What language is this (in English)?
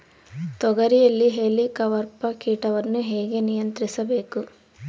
Kannada